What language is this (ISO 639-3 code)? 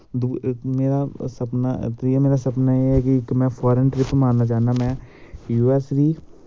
doi